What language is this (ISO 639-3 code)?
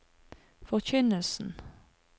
nor